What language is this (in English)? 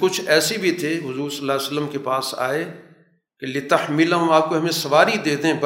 Urdu